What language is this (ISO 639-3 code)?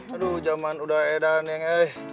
ind